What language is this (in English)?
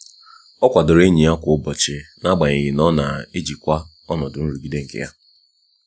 Igbo